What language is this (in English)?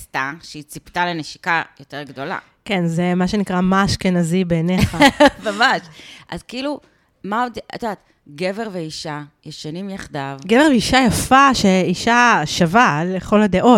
Hebrew